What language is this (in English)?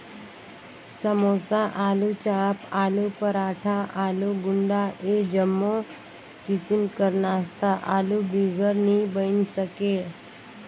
Chhattisgarhi